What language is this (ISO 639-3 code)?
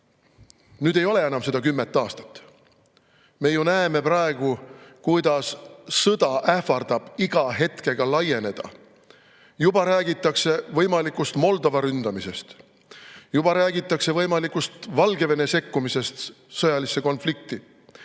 est